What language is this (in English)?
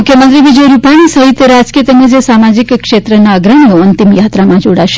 Gujarati